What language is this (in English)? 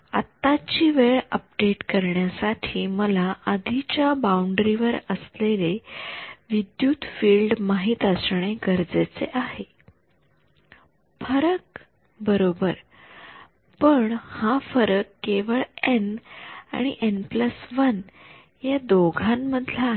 Marathi